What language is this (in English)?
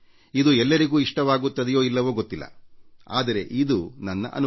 Kannada